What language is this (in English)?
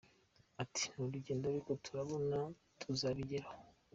Kinyarwanda